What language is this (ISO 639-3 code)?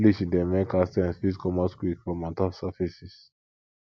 pcm